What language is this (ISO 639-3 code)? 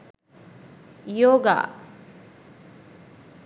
sin